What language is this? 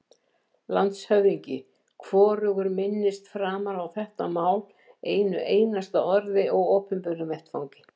Icelandic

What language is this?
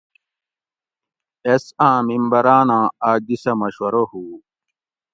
Gawri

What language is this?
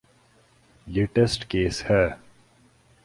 Urdu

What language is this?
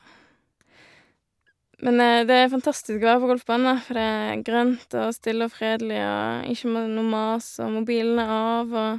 Norwegian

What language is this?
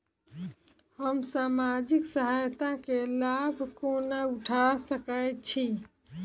Maithili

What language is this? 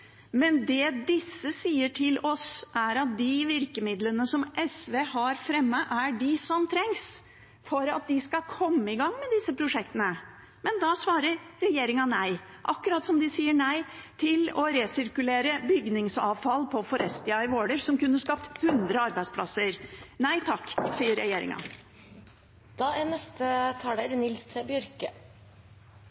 Norwegian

